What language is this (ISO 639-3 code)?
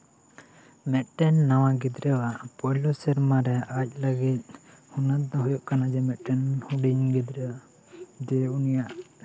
sat